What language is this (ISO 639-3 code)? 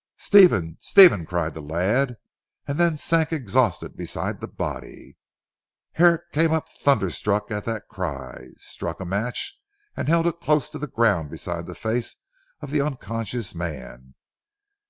eng